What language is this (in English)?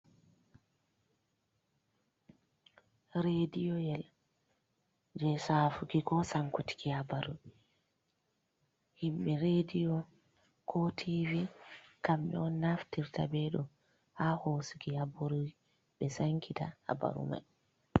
Fula